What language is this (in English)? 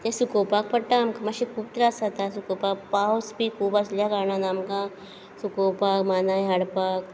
Konkani